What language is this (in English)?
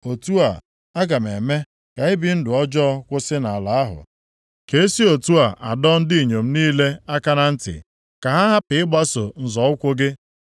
Igbo